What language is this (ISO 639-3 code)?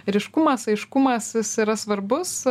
lit